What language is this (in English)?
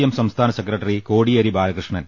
Malayalam